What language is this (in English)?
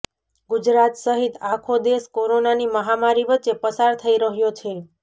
Gujarati